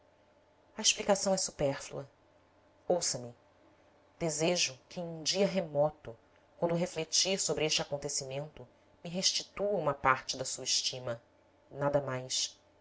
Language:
Portuguese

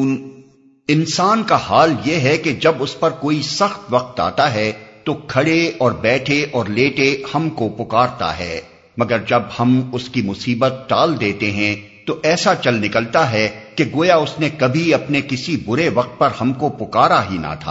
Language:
Urdu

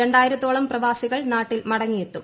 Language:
Malayalam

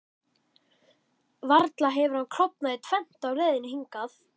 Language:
Icelandic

